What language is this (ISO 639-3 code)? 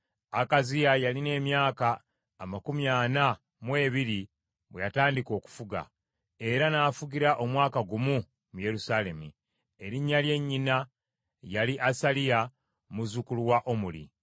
lug